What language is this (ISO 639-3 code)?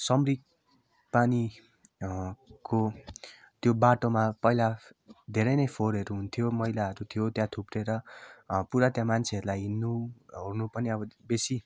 nep